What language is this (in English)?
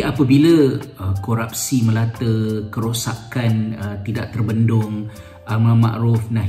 Malay